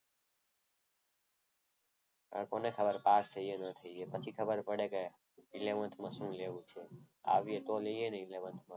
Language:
Gujarati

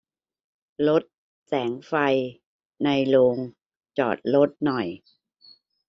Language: Thai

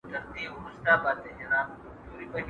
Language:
Pashto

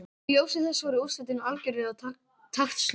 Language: Icelandic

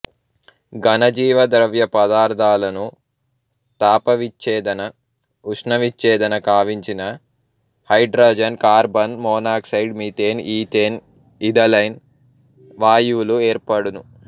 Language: Telugu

